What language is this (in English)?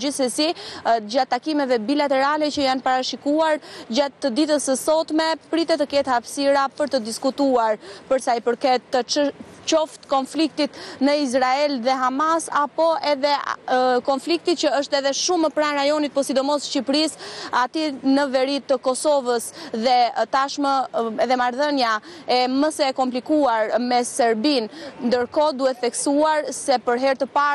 Romanian